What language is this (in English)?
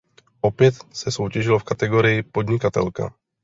Czech